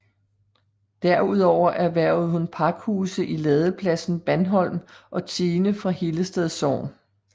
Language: Danish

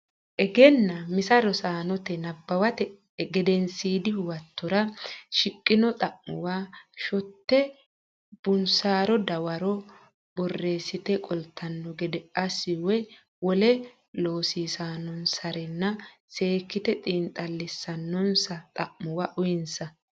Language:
Sidamo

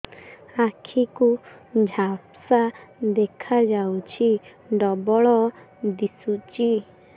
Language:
Odia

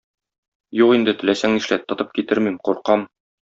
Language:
Tatar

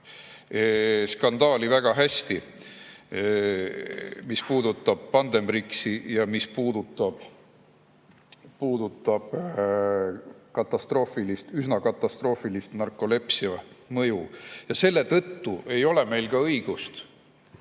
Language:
Estonian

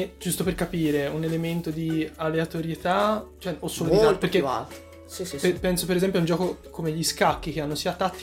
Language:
Italian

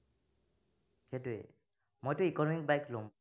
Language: Assamese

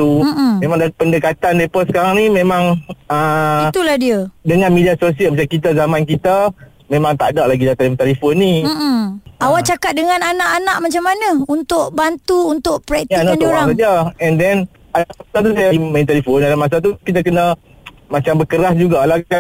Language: Malay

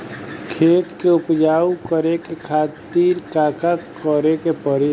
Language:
Bhojpuri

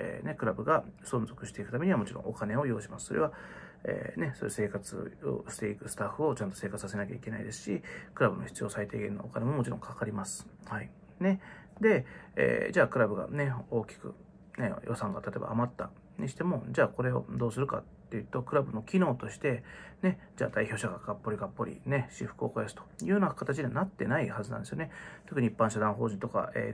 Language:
Japanese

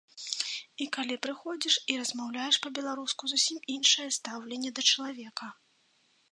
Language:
Belarusian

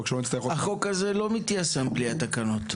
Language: Hebrew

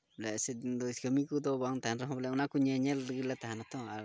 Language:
Santali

